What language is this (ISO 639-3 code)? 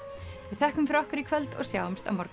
isl